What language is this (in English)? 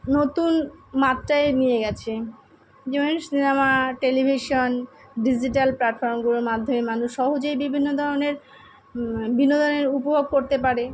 Bangla